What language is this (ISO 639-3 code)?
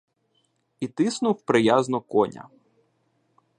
ukr